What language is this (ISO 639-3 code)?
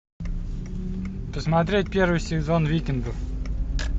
rus